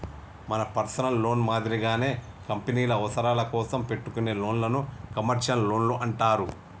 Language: Telugu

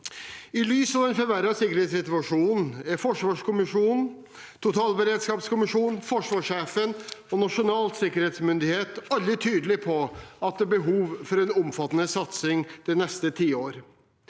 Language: Norwegian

